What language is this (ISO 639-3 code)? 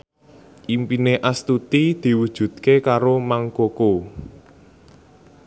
jav